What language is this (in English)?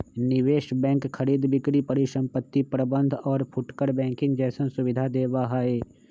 Magahi